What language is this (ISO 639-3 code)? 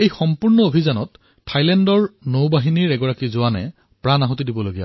asm